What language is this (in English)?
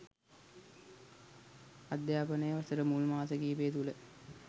Sinhala